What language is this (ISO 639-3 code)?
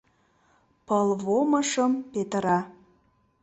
chm